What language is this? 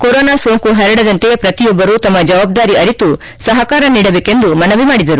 Kannada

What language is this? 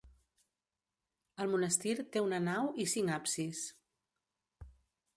Catalan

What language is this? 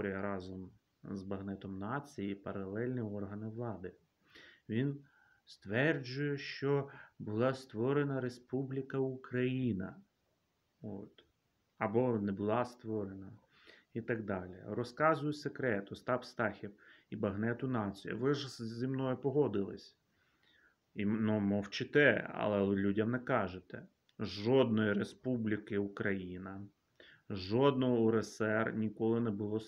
Ukrainian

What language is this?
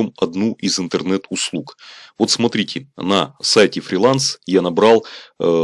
Russian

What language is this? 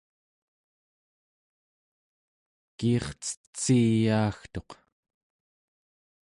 Central Yupik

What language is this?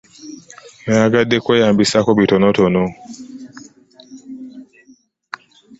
Ganda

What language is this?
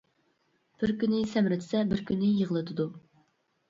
Uyghur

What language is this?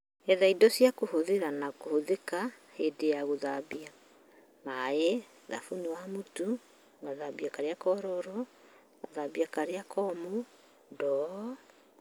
Kikuyu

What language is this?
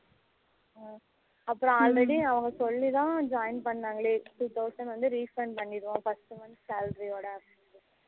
Tamil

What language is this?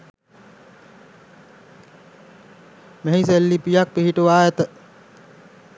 Sinhala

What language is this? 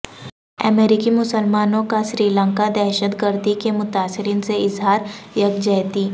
Urdu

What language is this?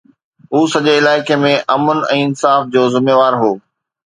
Sindhi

